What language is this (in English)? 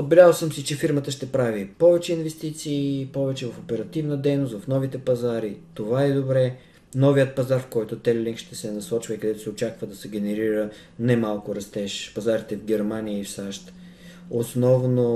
Bulgarian